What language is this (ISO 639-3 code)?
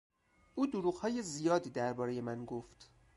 fas